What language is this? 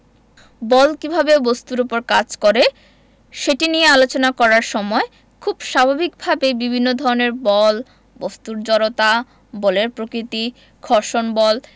Bangla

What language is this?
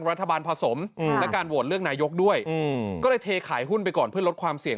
Thai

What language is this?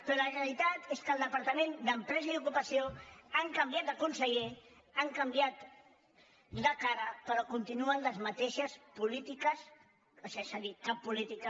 Catalan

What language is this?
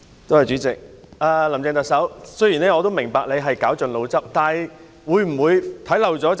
Cantonese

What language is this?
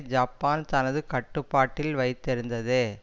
Tamil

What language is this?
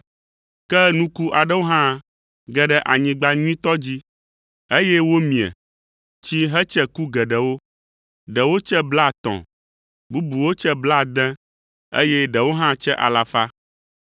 Ewe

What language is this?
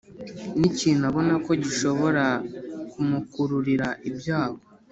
Kinyarwanda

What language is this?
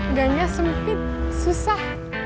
Indonesian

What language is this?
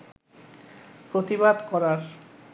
Bangla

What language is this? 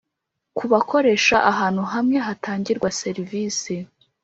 Kinyarwanda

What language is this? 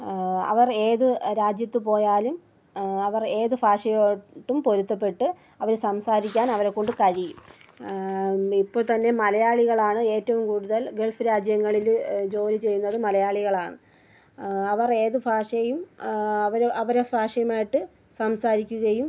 Malayalam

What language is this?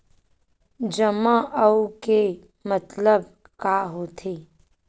Chhattisgarhi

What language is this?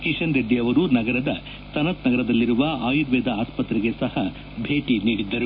Kannada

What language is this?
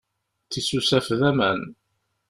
Kabyle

